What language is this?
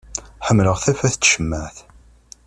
Kabyle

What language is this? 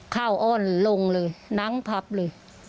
Thai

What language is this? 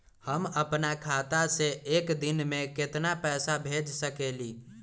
Magahi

